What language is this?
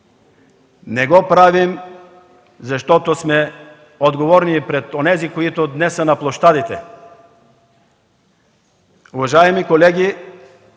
Bulgarian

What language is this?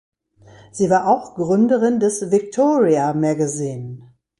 German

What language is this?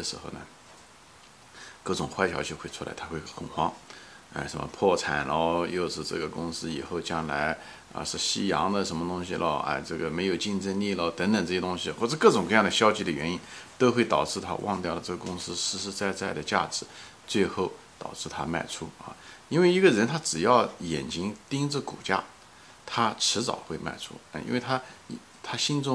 Chinese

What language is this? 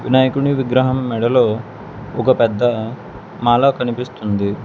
Telugu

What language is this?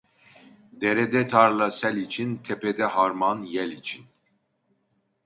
Turkish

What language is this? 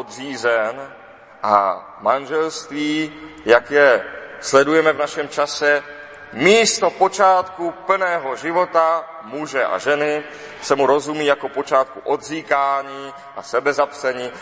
Czech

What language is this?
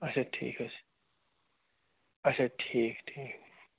Kashmiri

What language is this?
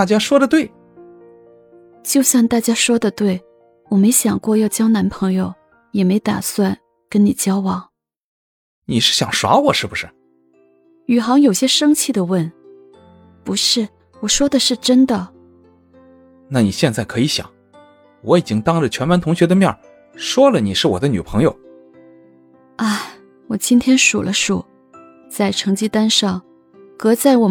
Chinese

